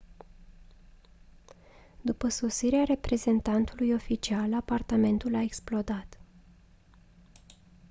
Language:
Romanian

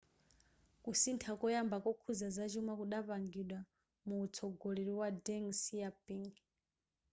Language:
Nyanja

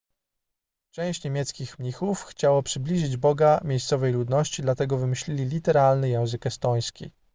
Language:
Polish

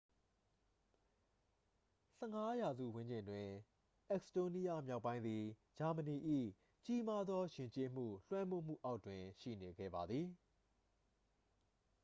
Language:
Burmese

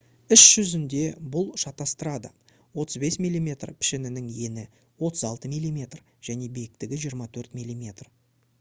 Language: Kazakh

